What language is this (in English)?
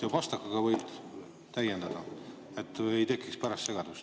Estonian